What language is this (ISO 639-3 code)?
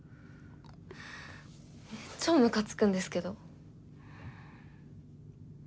jpn